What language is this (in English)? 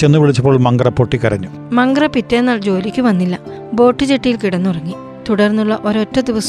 Malayalam